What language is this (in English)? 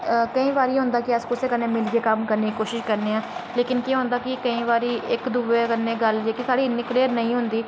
Dogri